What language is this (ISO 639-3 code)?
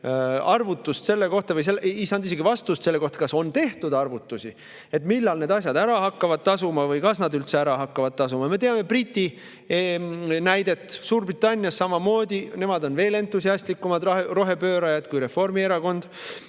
est